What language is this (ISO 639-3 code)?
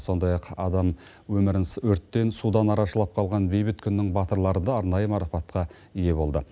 kaz